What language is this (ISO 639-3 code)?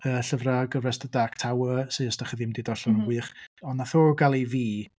cym